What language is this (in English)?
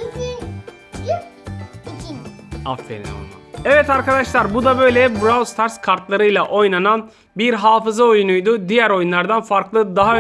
Turkish